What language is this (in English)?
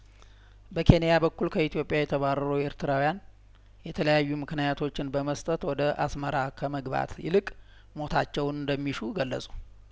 Amharic